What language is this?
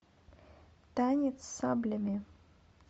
Russian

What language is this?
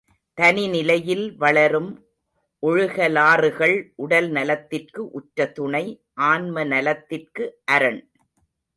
Tamil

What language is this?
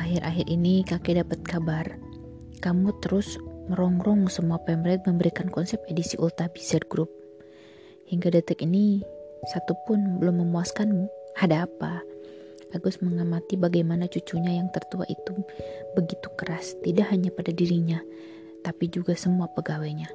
Indonesian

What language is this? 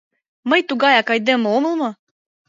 Mari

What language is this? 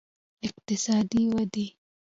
Pashto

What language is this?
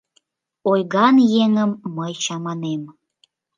Mari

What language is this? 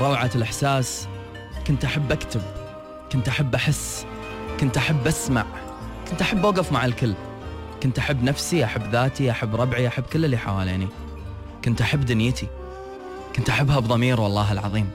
Arabic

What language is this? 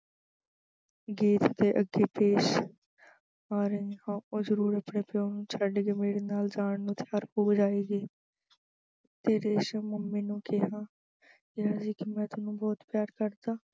Punjabi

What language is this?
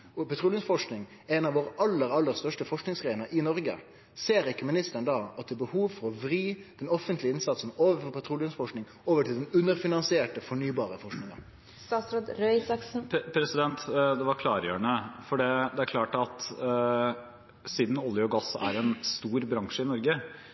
Norwegian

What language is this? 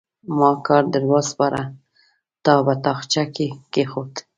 Pashto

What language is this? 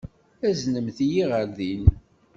Kabyle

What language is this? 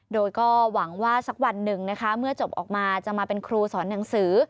Thai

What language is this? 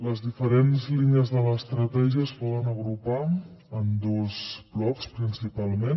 Catalan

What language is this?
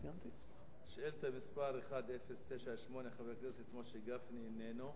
Hebrew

